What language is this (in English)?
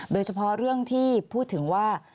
Thai